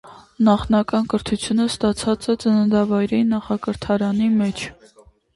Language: Armenian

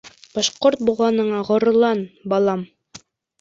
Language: Bashkir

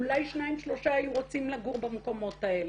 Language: Hebrew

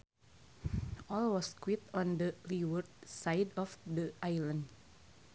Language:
Sundanese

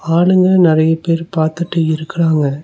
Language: Tamil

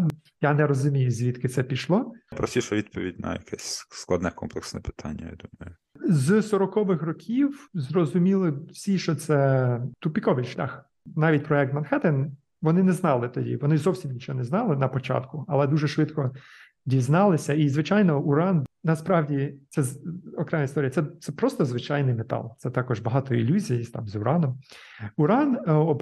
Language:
Ukrainian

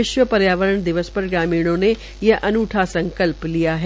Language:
Hindi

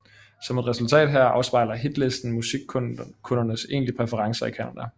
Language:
Danish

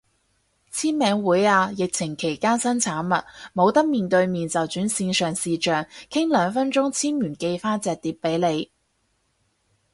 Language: Cantonese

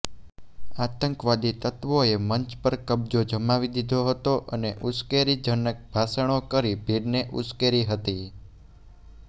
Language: Gujarati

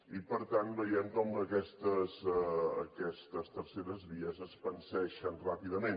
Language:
Catalan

